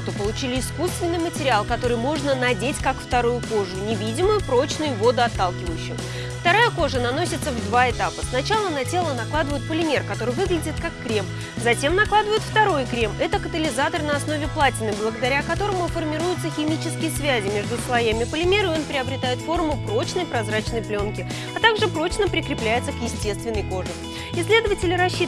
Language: Russian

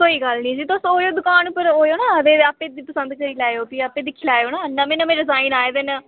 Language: Dogri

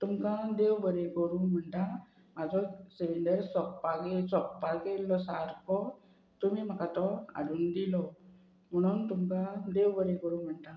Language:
Konkani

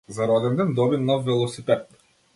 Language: Macedonian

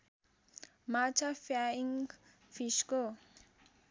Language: Nepali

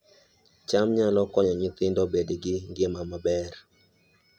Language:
Luo (Kenya and Tanzania)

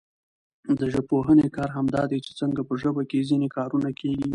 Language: Pashto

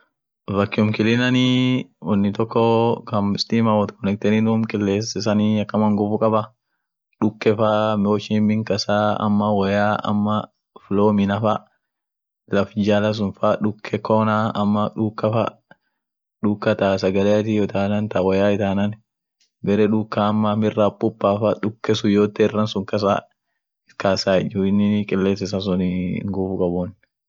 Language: Orma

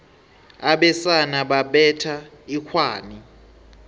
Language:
South Ndebele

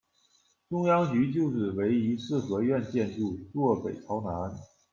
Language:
Chinese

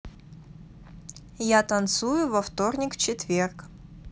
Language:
Russian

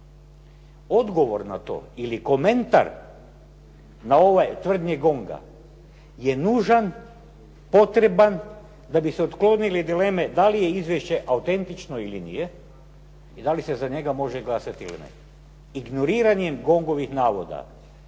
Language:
Croatian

